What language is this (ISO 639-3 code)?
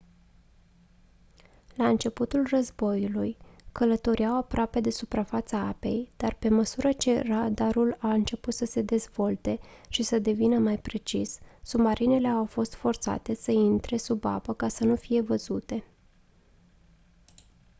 ron